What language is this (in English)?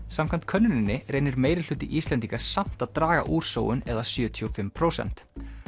Icelandic